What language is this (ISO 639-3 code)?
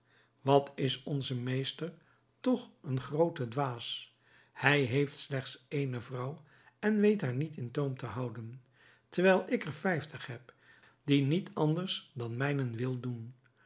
nld